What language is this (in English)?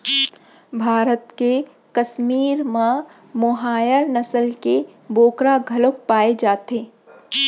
Chhattisgarhi